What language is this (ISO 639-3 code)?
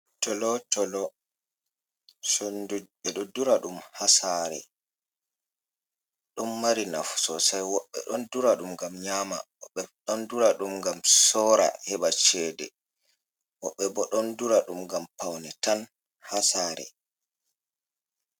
ful